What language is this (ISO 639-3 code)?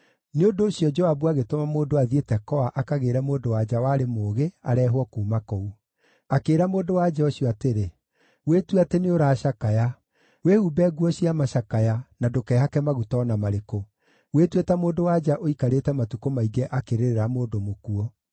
kik